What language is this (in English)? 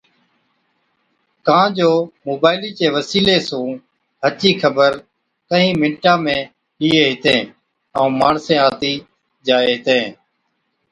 Od